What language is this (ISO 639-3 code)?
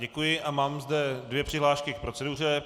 ces